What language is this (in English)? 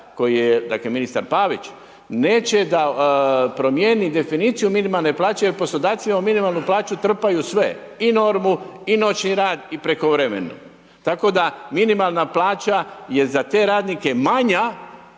Croatian